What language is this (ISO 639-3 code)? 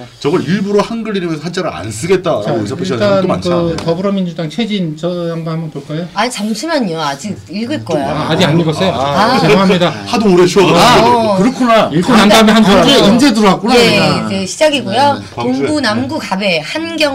kor